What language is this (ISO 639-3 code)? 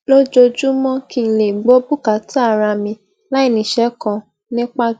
yor